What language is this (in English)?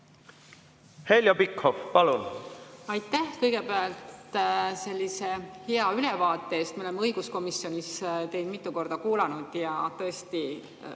Estonian